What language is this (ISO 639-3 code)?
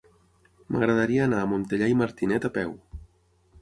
cat